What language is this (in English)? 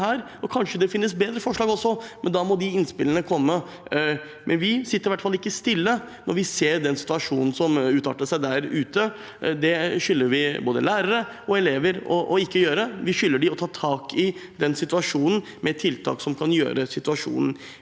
Norwegian